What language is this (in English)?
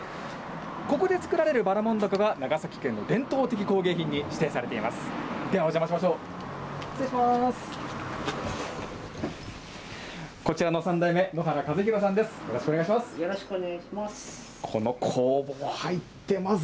Japanese